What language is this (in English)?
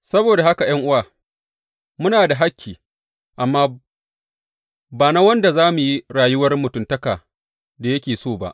Hausa